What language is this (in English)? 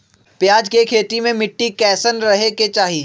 Magahi